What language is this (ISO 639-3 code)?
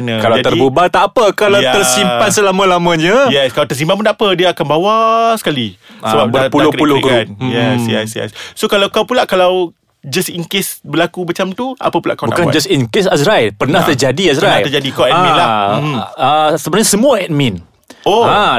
msa